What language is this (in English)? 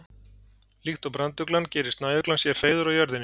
Icelandic